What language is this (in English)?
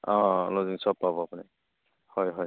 Assamese